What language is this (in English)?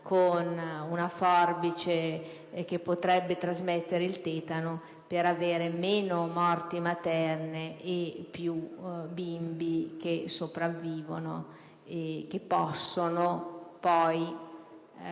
Italian